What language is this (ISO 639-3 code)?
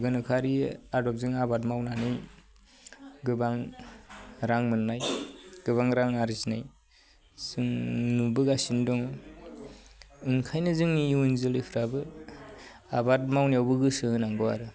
brx